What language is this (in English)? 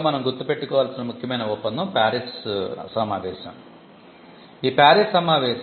Telugu